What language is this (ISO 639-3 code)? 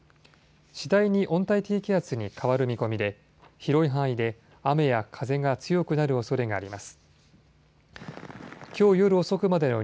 jpn